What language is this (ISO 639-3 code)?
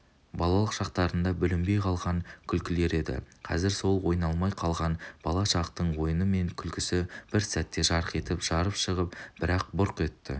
kaz